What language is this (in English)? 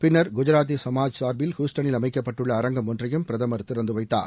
Tamil